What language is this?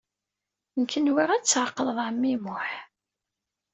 Kabyle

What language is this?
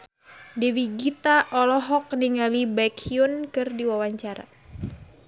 Sundanese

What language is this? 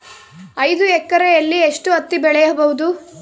Kannada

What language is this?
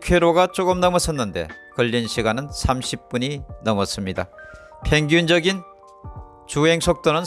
Korean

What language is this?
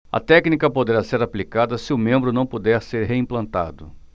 Portuguese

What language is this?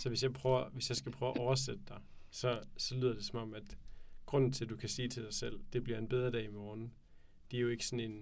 Danish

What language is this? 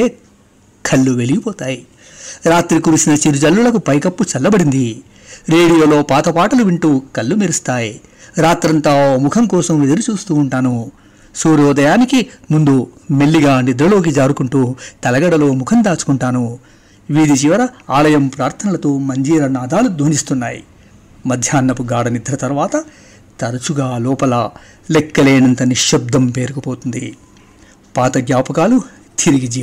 Telugu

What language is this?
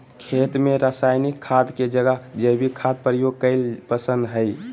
Magahi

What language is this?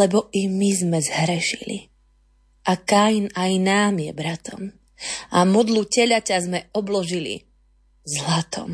Slovak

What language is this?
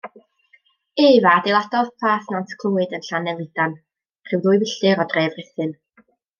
Welsh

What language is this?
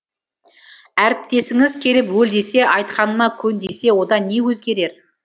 Kazakh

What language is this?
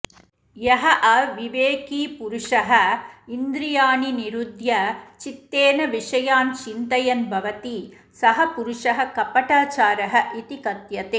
Sanskrit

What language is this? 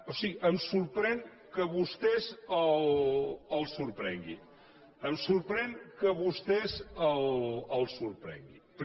Catalan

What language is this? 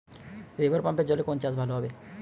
Bangla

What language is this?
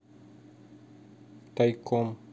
Russian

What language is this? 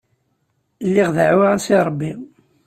Kabyle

